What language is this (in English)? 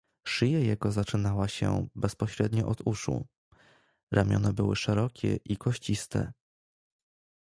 Polish